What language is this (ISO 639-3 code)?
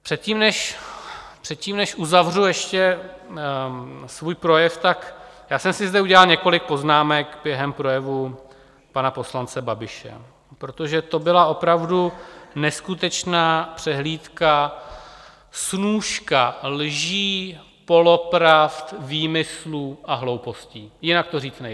ces